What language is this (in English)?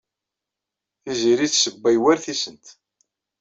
Kabyle